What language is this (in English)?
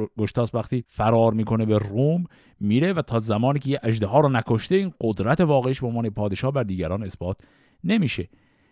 Persian